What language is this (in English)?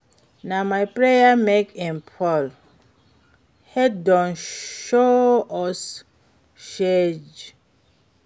Nigerian Pidgin